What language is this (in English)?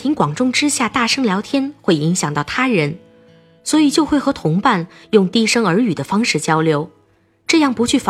Chinese